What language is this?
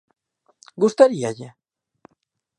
Galician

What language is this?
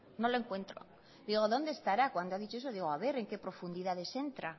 Spanish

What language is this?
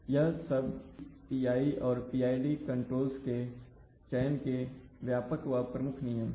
Hindi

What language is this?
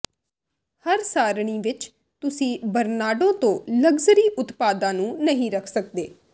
Punjabi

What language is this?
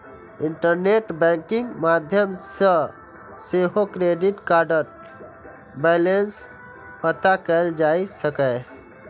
Maithili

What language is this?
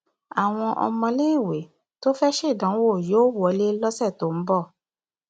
Yoruba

